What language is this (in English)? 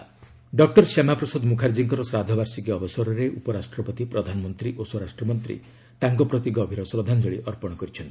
Odia